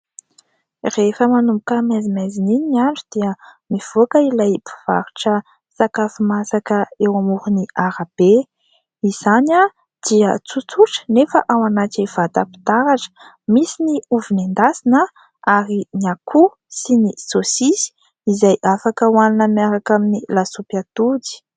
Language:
Malagasy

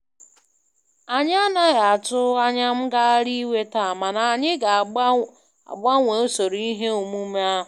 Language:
Igbo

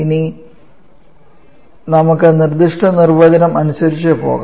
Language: Malayalam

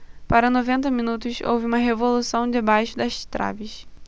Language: Portuguese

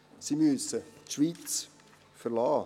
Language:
Swiss German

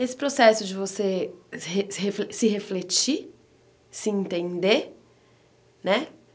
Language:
Portuguese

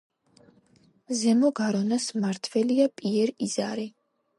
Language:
Georgian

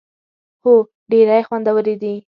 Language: Pashto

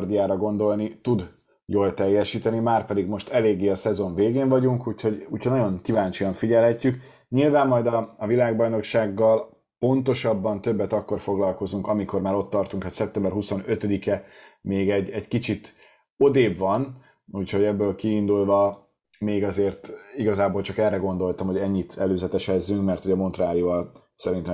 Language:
Hungarian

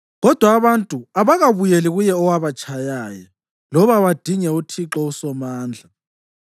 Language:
North Ndebele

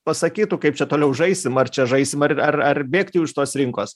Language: Lithuanian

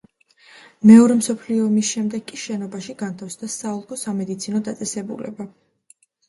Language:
Georgian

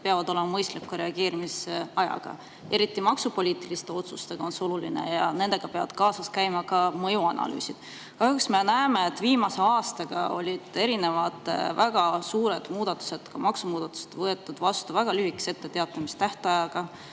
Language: Estonian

